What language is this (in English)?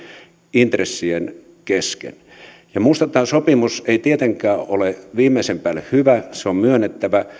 Finnish